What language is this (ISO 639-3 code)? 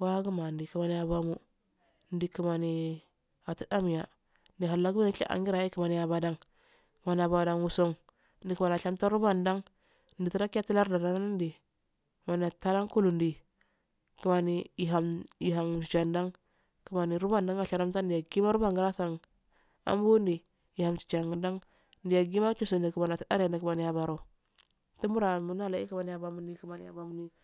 aal